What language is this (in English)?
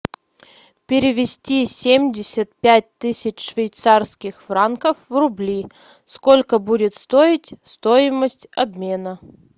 Russian